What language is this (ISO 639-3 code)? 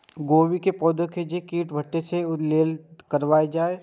mai